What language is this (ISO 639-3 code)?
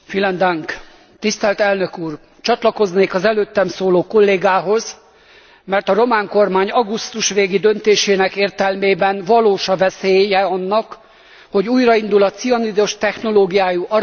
hun